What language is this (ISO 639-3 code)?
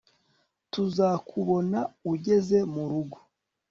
kin